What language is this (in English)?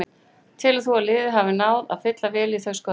Icelandic